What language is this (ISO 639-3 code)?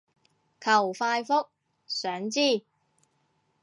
yue